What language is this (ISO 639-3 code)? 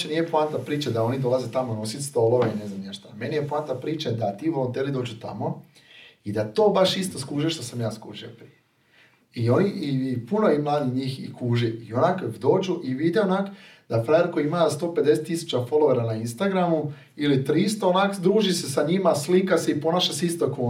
hrv